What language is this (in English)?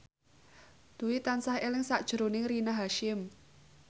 Javanese